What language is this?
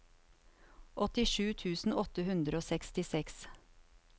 Norwegian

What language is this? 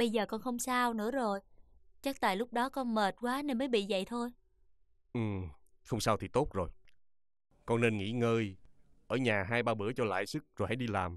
Vietnamese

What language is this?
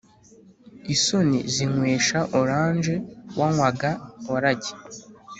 Kinyarwanda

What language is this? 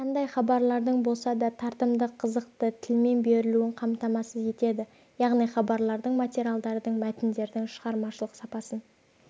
Kazakh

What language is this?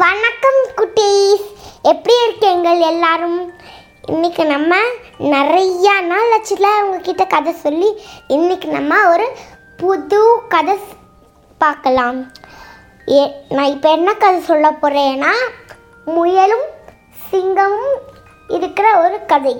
Tamil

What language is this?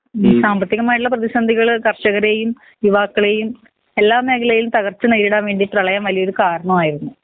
Malayalam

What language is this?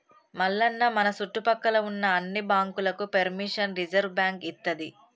Telugu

